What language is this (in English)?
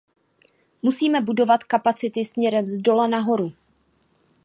Czech